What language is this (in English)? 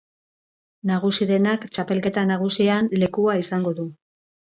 Basque